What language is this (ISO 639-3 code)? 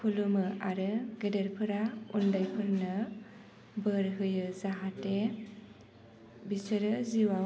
brx